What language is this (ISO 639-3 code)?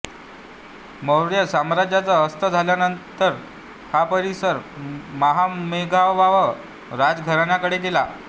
mar